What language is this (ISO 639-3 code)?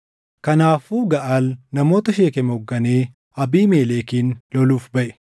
orm